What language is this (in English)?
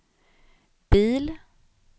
Swedish